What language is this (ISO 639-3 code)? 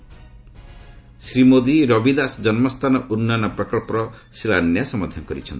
ori